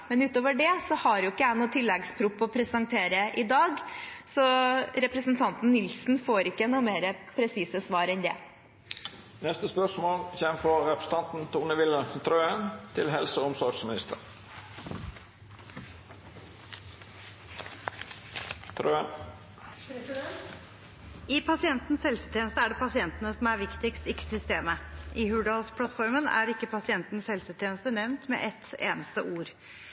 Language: Norwegian Bokmål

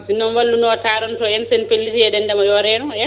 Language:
Fula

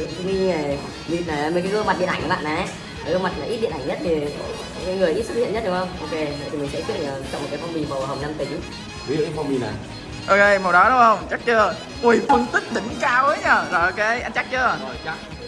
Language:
Vietnamese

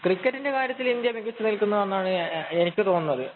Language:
Malayalam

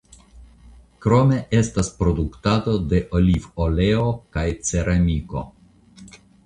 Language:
Esperanto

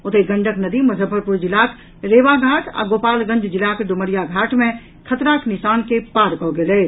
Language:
Maithili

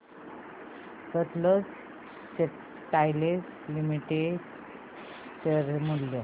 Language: Marathi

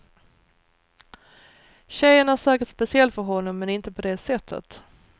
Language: Swedish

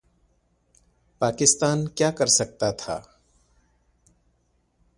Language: Urdu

